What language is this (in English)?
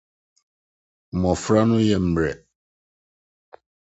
Akan